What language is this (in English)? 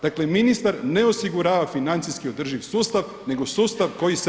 Croatian